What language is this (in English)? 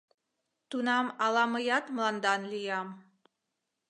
Mari